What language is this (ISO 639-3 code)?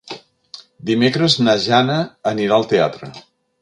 cat